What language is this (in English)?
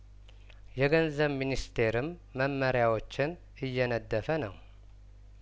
Amharic